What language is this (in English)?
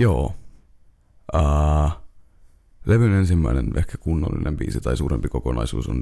Finnish